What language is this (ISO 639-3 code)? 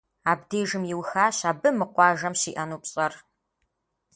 kbd